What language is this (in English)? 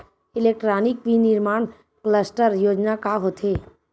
Chhattisgarhi